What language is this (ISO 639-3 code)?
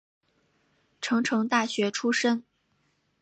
zho